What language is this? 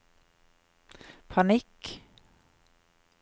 Norwegian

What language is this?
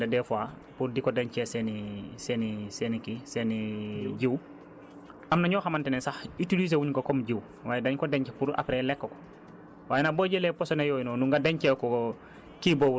Wolof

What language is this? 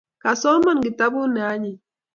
Kalenjin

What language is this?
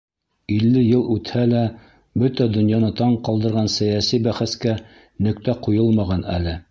Bashkir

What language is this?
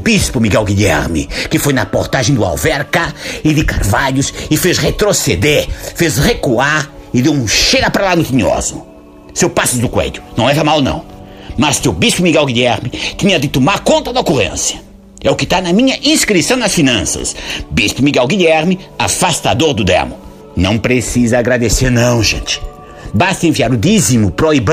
Portuguese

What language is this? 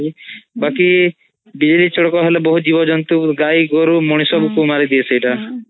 Odia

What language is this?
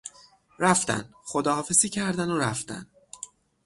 Persian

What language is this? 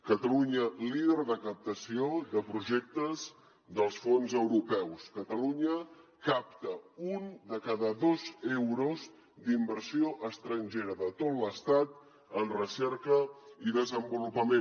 Catalan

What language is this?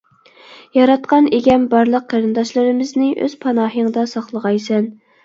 Uyghur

